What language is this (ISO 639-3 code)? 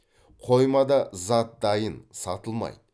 kaz